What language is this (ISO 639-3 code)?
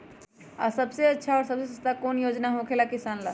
mag